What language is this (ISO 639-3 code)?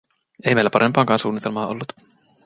fin